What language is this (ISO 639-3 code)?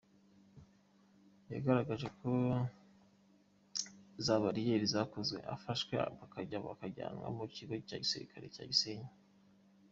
kin